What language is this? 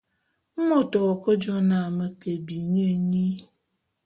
Bulu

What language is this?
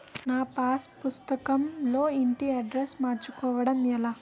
Telugu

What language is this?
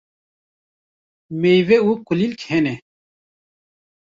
Kurdish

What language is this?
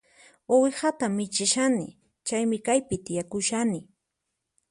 Puno Quechua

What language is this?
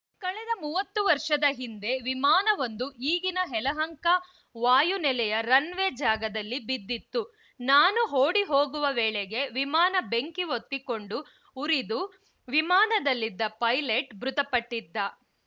Kannada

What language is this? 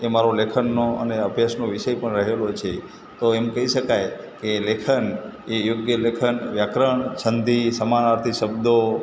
Gujarati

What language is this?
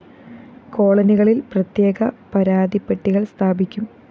Malayalam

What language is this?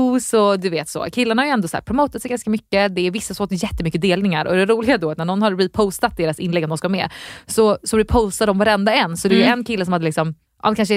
Swedish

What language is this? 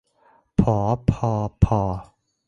Thai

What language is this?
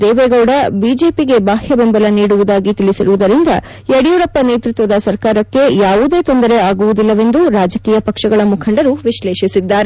Kannada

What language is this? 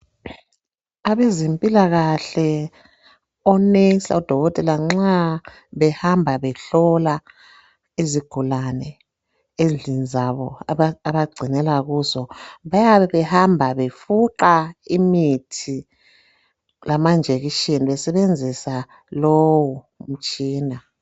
North Ndebele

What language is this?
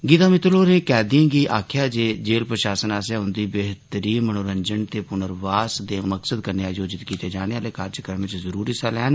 Dogri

